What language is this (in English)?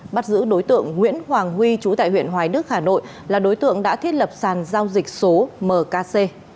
Vietnamese